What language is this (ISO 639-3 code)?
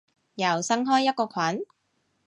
yue